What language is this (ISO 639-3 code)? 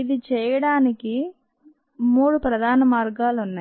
tel